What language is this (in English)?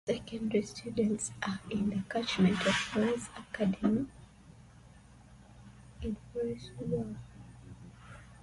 English